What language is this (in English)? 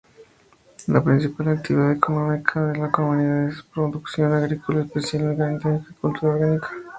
Spanish